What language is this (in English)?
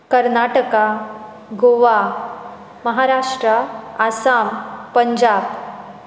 Konkani